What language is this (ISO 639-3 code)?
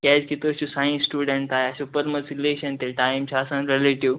kas